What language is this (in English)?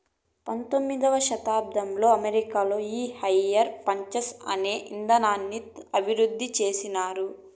Telugu